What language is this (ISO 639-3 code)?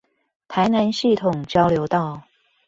zho